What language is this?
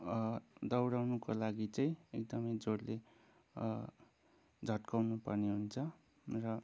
Nepali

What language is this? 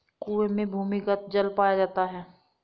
Hindi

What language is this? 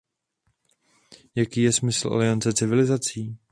Czech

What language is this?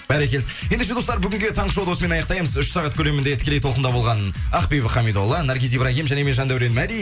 Kazakh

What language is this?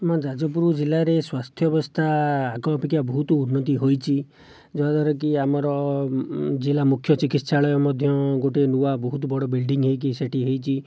Odia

